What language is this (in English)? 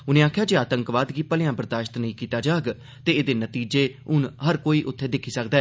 Dogri